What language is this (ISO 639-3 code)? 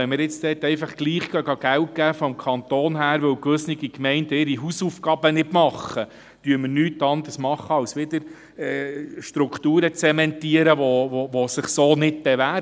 gsw